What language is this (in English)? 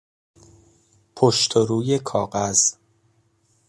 Persian